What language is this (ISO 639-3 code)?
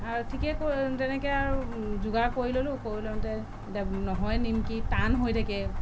asm